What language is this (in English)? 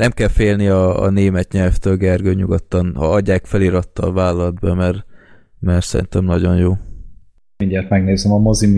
Hungarian